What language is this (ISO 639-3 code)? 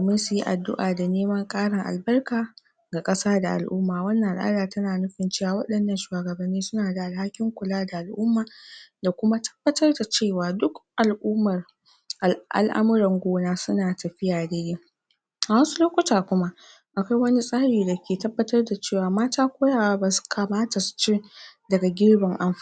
hau